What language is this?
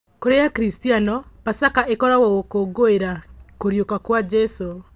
Kikuyu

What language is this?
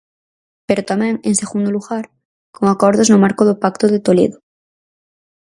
Galician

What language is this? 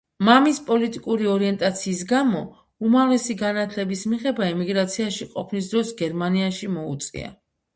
Georgian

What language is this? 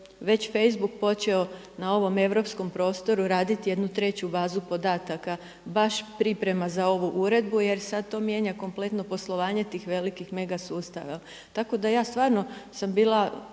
Croatian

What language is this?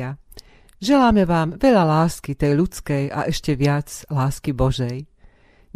Slovak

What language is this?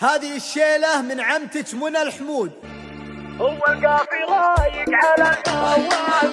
Arabic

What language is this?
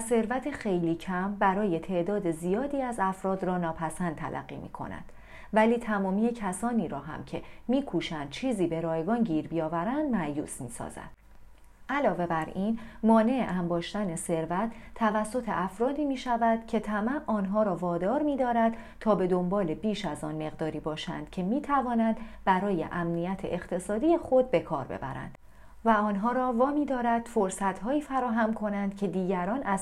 Persian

